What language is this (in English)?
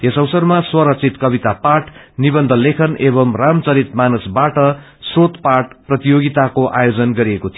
Nepali